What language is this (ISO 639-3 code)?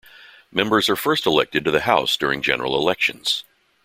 eng